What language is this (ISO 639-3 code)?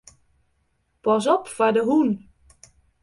fry